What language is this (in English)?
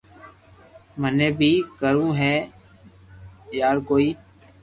Loarki